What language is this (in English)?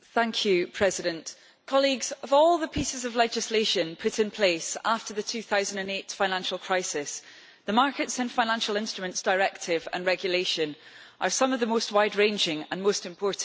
English